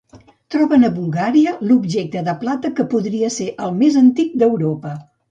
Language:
Catalan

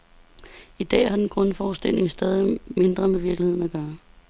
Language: Danish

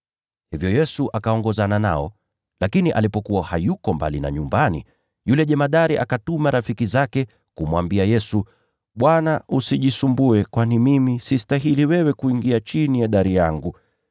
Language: Swahili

